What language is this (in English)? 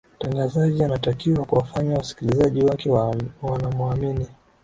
Swahili